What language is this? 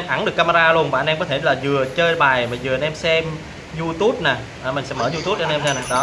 Vietnamese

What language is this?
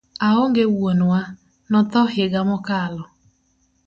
Luo (Kenya and Tanzania)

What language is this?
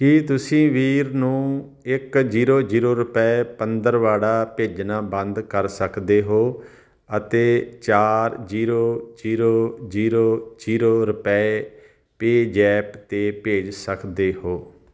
Punjabi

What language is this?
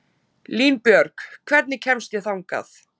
Icelandic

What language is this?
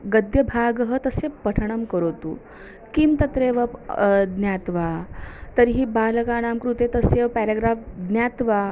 Sanskrit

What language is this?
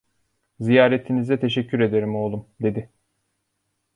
Turkish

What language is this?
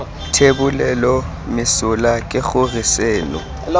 Tswana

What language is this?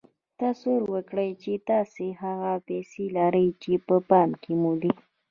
Pashto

